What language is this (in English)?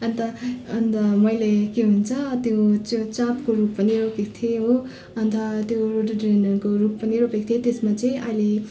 Nepali